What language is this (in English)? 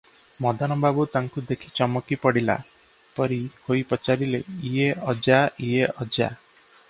Odia